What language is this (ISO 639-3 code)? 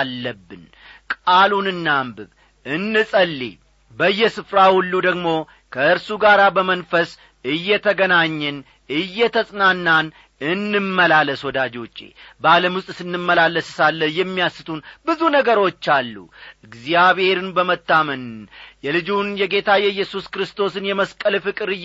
amh